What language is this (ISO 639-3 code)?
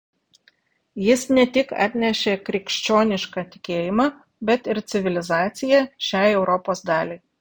lit